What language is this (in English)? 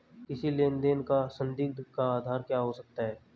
Hindi